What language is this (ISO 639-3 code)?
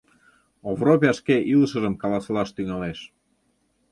chm